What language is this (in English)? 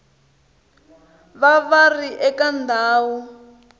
Tsonga